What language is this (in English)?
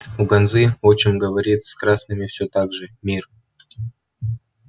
Russian